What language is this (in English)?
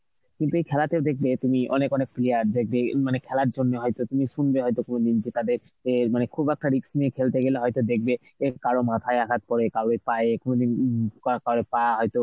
Bangla